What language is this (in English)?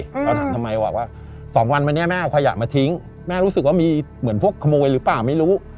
Thai